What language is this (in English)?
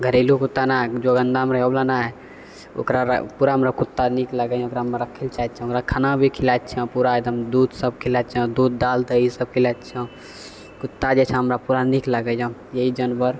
Maithili